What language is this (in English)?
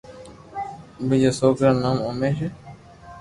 Loarki